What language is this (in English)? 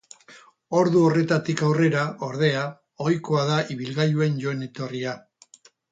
Basque